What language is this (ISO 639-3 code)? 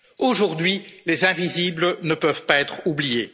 fra